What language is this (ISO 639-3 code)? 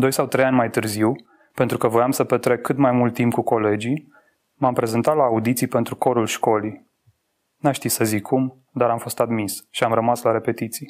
ron